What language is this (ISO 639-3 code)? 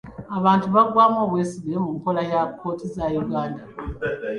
lug